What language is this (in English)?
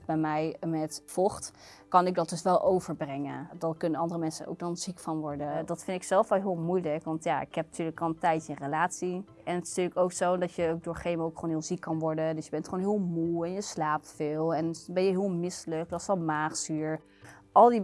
Dutch